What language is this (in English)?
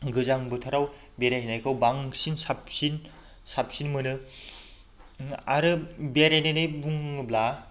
Bodo